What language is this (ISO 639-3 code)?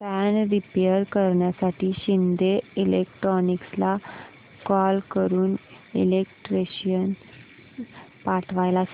mar